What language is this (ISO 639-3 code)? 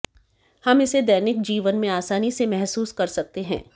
hin